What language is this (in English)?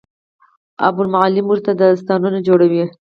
Pashto